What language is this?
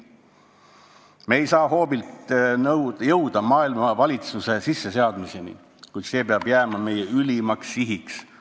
Estonian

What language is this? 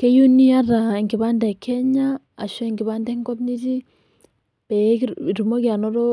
Masai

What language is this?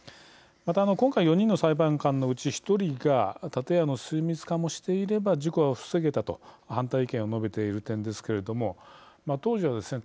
Japanese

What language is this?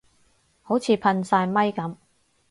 Cantonese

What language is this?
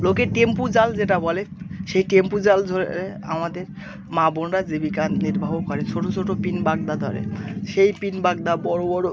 Bangla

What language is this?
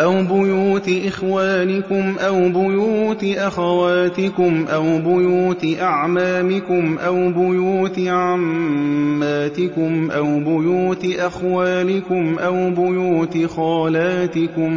Arabic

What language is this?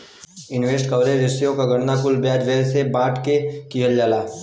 Bhojpuri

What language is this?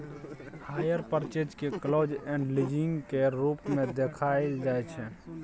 Maithili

